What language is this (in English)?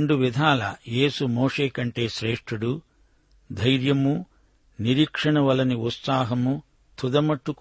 Telugu